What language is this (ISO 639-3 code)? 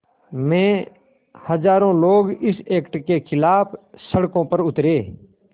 hin